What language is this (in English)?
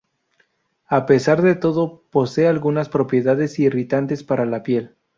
Spanish